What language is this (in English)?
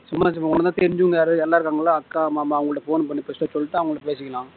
Tamil